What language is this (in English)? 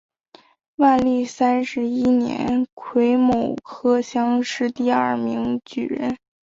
Chinese